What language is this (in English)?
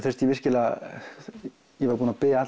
Icelandic